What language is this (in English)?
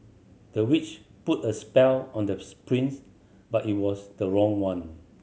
English